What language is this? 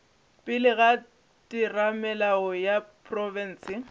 Northern Sotho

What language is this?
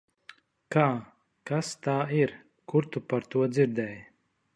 Latvian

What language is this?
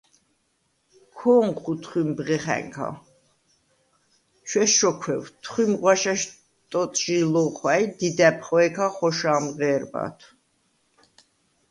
Svan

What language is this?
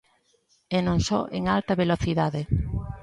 Galician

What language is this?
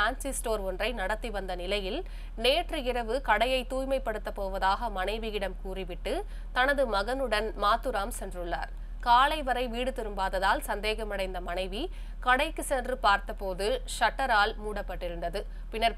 Indonesian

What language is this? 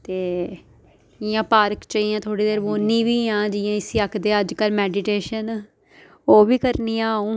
Dogri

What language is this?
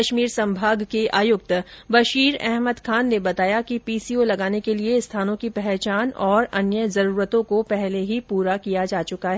Hindi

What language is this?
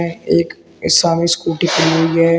Hindi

